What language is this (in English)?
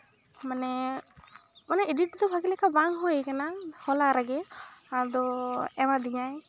Santali